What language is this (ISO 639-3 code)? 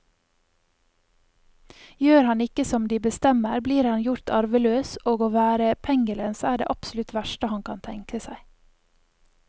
nor